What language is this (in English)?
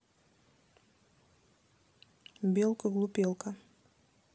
Russian